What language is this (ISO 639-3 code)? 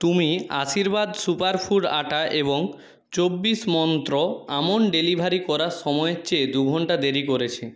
ben